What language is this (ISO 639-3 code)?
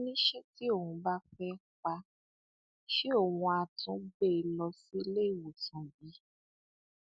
yor